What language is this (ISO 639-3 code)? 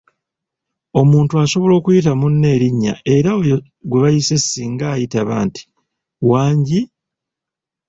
lug